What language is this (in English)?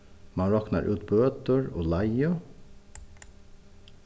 Faroese